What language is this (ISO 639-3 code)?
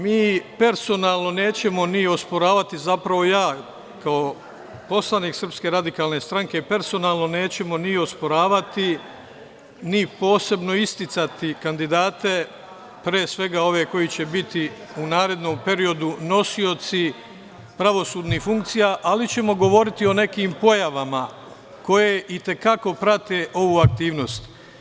srp